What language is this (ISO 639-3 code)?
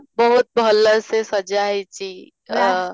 ori